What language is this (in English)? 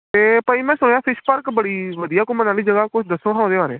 Punjabi